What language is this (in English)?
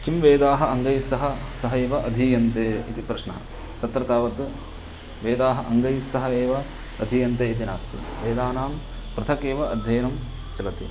Sanskrit